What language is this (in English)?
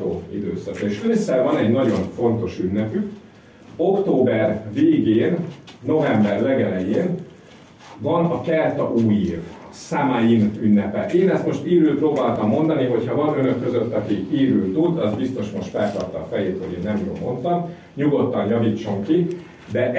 Hungarian